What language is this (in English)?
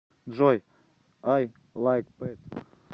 Russian